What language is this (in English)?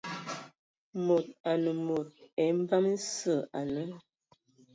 Ewondo